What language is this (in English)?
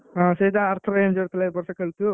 Odia